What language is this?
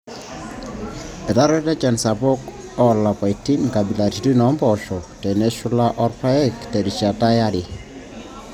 Masai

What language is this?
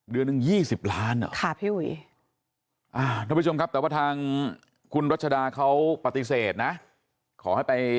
Thai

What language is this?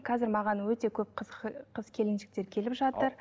Kazakh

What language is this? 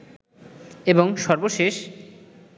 Bangla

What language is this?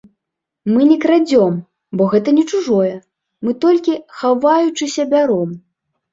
Belarusian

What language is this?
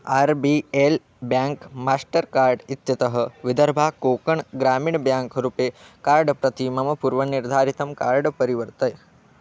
Sanskrit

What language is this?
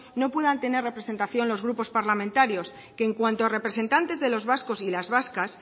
Spanish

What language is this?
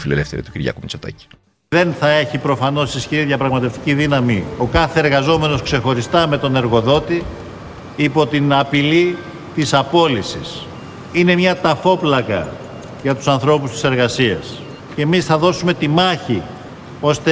Greek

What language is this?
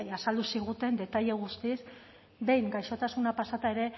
Basque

